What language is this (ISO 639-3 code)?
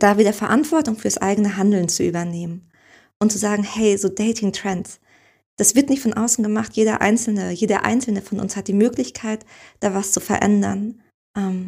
deu